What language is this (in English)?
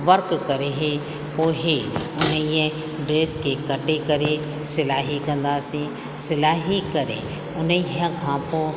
Sindhi